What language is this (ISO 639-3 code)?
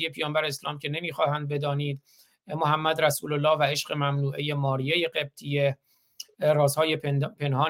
fas